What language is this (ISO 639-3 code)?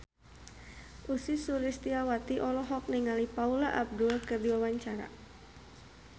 sun